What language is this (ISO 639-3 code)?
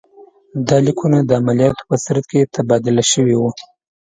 pus